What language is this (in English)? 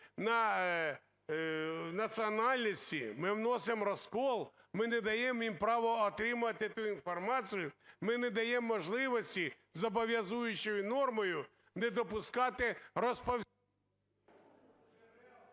Ukrainian